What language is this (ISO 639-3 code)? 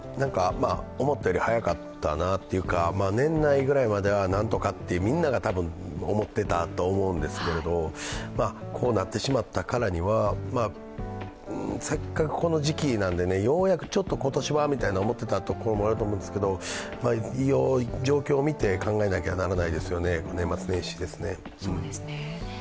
jpn